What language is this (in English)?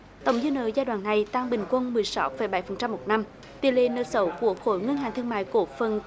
Vietnamese